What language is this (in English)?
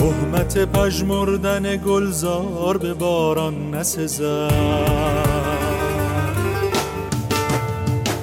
Persian